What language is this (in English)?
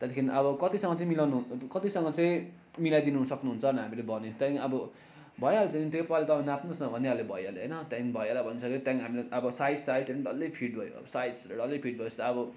Nepali